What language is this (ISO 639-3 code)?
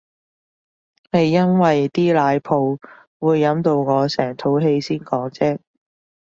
yue